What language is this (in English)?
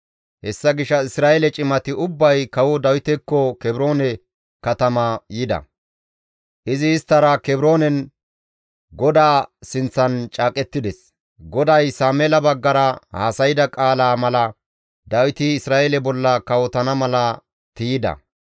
Gamo